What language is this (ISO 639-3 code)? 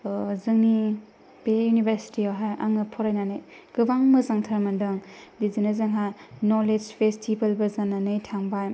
brx